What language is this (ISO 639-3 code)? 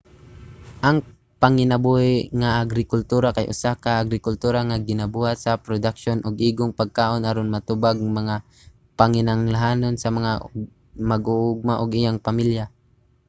ceb